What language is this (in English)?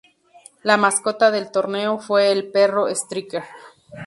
Spanish